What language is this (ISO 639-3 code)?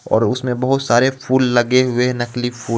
hin